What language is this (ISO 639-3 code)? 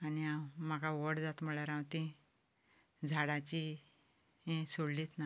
kok